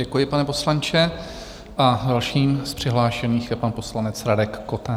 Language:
Czech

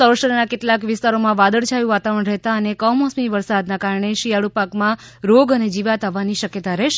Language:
Gujarati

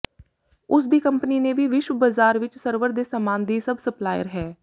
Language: Punjabi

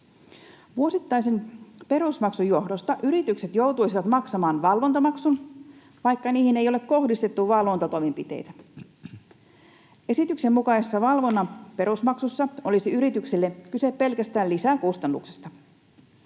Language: Finnish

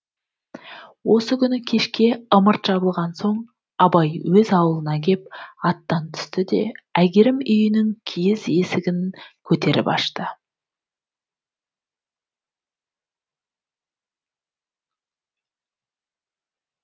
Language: Kazakh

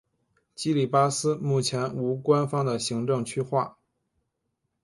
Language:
Chinese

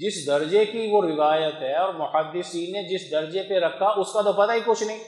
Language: Urdu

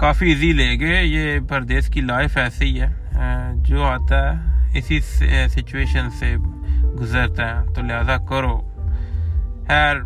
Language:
Urdu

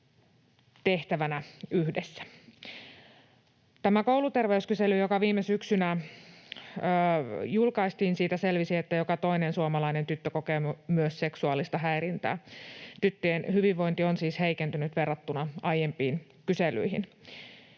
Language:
Finnish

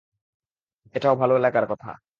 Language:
Bangla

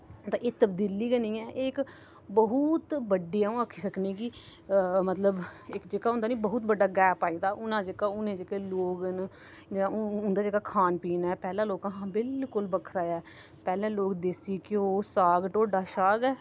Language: Dogri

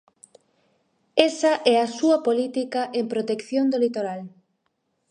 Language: Galician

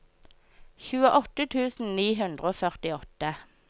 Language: Norwegian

